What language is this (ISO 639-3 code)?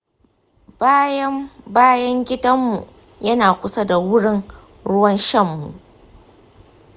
hau